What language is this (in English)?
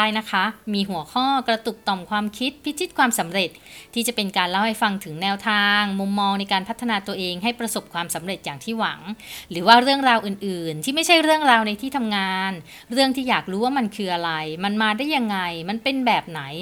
Thai